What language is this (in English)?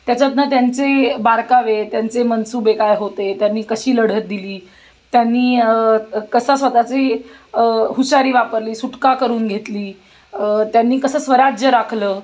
Marathi